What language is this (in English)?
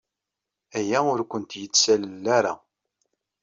Kabyle